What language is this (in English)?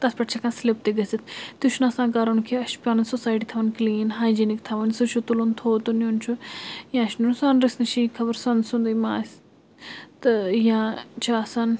Kashmiri